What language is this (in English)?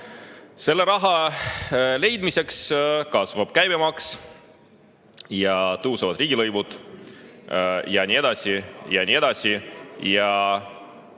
Estonian